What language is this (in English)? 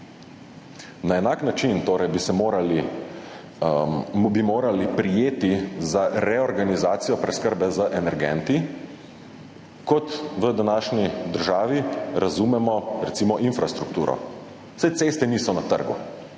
Slovenian